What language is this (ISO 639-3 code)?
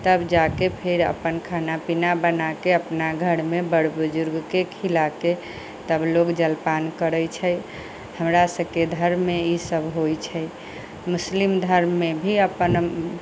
mai